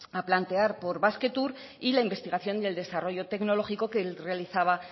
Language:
Spanish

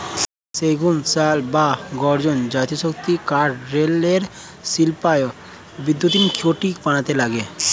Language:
Bangla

